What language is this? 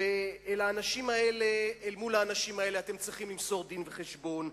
Hebrew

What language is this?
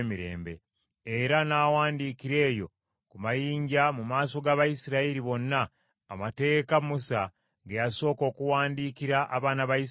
Ganda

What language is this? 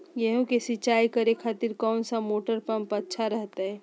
Magahi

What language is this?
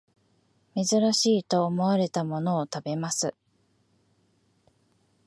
Japanese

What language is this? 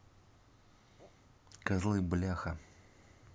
Russian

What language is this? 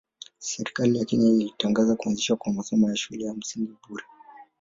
Swahili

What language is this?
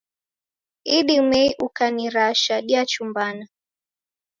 Taita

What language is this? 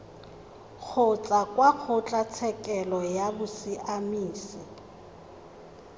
Tswana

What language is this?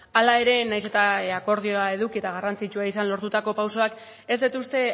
Basque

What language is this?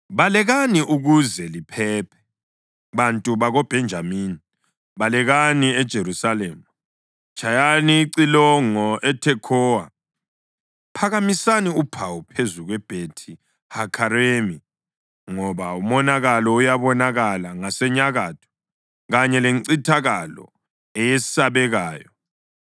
North Ndebele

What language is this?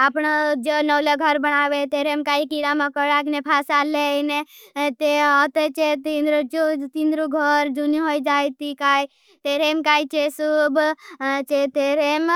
Bhili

